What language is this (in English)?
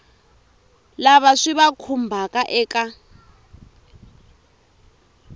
Tsonga